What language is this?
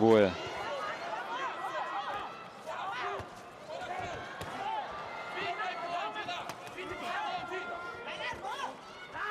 Russian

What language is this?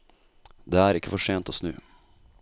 Norwegian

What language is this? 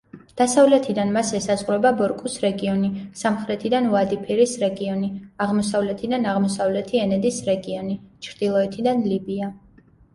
Georgian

